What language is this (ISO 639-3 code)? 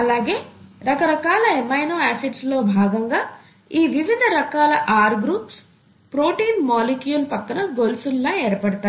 tel